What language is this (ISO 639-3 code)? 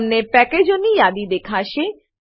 guj